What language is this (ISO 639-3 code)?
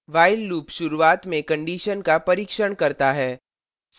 hin